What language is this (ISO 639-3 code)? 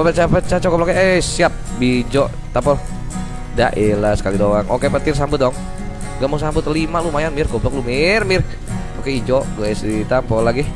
ind